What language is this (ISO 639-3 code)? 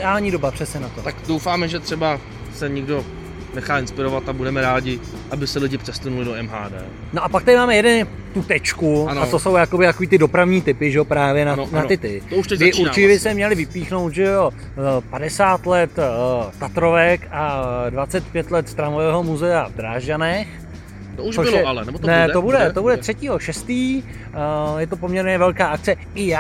ces